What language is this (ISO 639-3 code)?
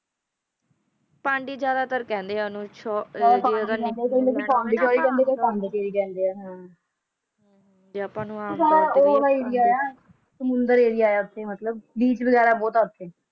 pan